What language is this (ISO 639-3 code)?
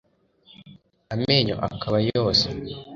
kin